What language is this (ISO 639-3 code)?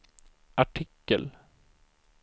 swe